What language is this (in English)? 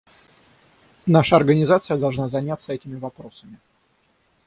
Russian